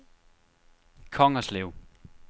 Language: Danish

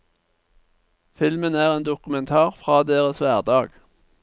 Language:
Norwegian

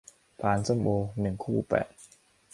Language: Thai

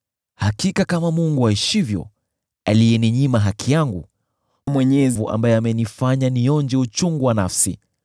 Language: Swahili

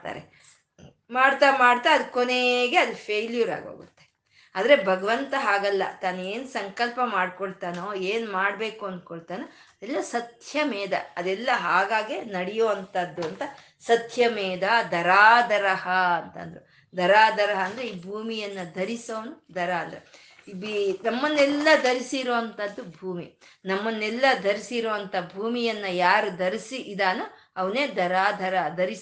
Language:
Kannada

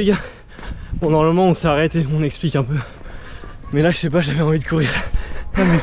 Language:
French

